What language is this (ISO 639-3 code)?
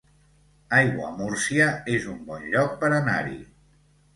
cat